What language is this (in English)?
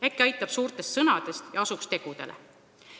Estonian